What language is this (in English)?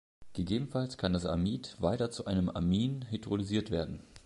German